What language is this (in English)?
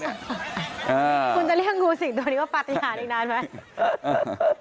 Thai